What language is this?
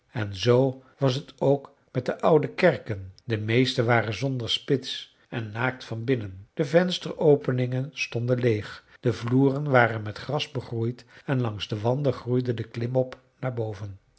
Dutch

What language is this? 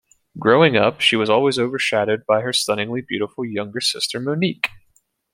English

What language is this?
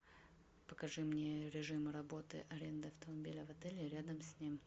Russian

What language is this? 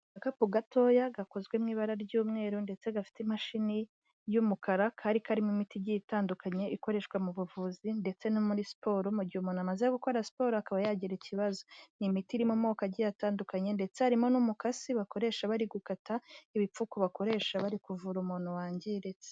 Kinyarwanda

